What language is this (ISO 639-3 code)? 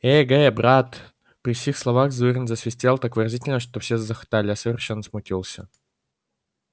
rus